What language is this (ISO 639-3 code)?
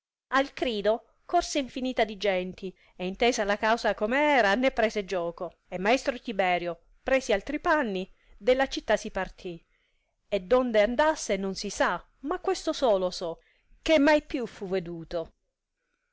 ita